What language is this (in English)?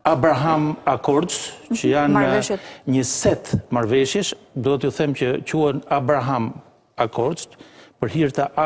Romanian